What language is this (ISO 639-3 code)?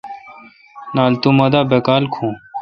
xka